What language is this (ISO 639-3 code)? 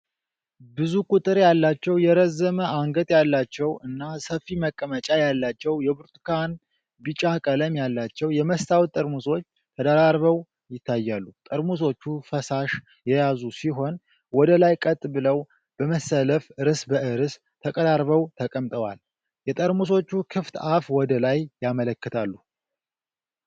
amh